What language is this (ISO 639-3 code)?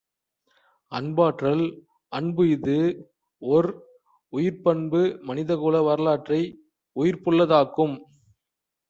tam